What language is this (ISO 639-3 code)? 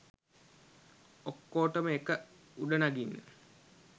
sin